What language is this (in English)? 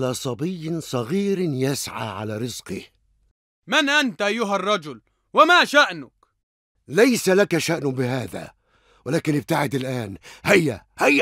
Arabic